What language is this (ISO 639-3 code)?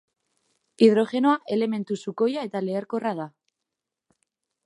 eus